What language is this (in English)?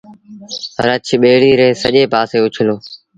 Sindhi Bhil